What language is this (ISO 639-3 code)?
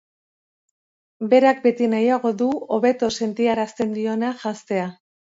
eus